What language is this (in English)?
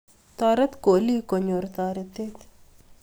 Kalenjin